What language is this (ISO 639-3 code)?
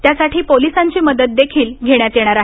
mar